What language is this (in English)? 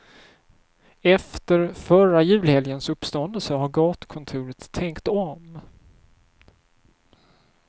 Swedish